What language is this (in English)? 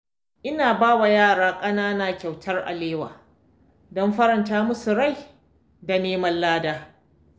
Hausa